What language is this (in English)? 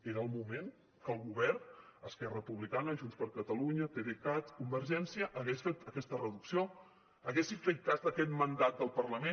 Catalan